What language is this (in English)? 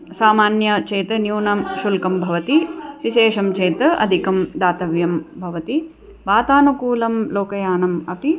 Sanskrit